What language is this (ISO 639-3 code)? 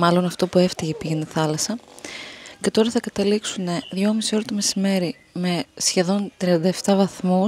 ell